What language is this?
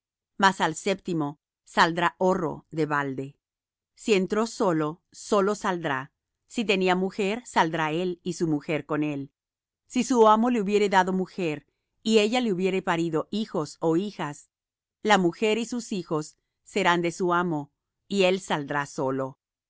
Spanish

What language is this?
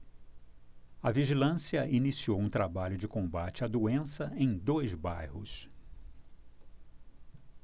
Portuguese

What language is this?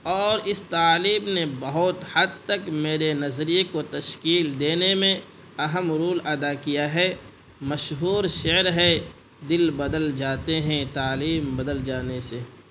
Urdu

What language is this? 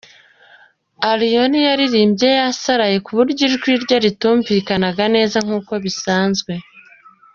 Kinyarwanda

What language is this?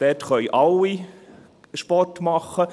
Swiss German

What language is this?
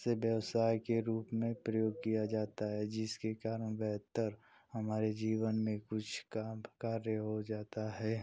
Hindi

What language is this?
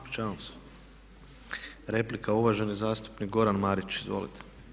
Croatian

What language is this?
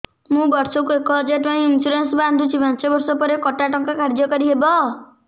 Odia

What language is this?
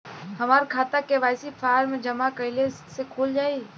Bhojpuri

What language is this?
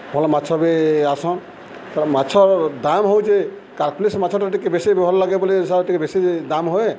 Odia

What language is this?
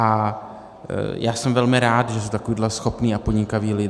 Czech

